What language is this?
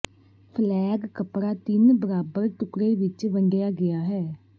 Punjabi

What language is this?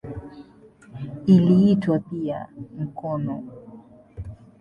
Swahili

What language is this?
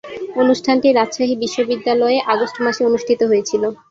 Bangla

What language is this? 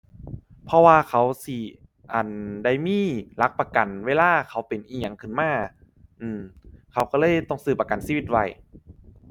Thai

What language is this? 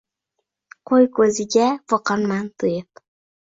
Uzbek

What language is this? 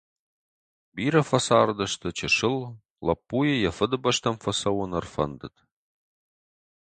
Ossetic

